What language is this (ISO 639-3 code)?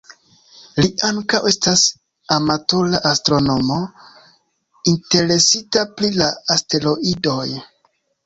epo